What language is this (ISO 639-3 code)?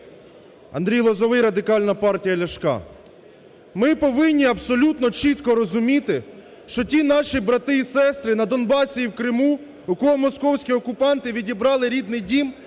ukr